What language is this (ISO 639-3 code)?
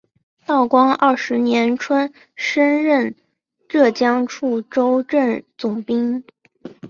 zho